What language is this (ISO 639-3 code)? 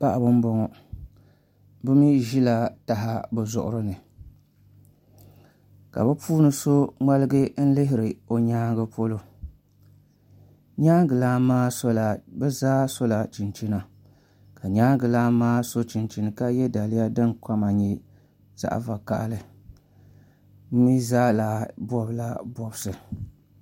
dag